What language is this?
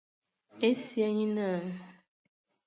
Ewondo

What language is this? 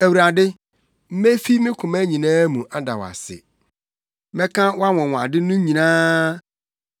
Akan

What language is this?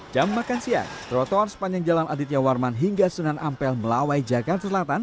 Indonesian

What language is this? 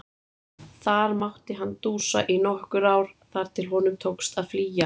Icelandic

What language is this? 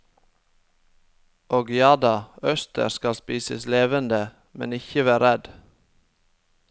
Norwegian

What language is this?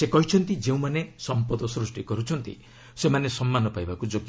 Odia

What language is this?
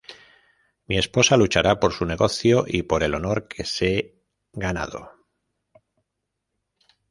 Spanish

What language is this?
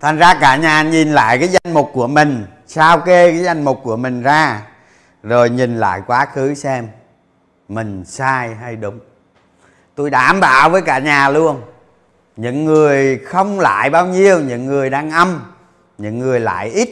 Vietnamese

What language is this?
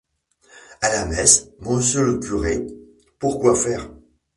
French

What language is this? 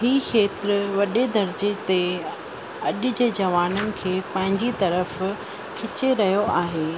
Sindhi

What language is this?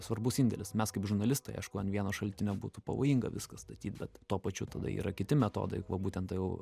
Lithuanian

